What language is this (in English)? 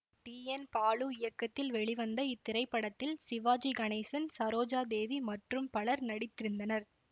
Tamil